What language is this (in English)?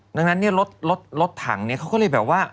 Thai